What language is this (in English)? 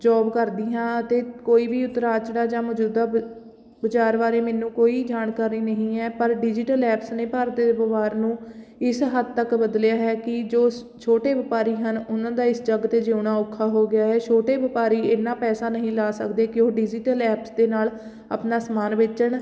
Punjabi